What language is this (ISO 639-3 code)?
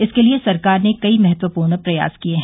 hin